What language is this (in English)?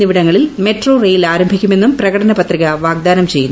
Malayalam